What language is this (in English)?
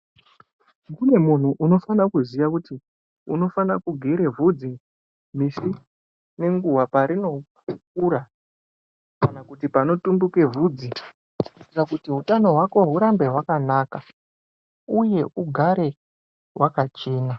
Ndau